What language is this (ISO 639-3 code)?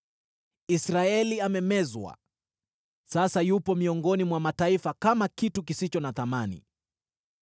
swa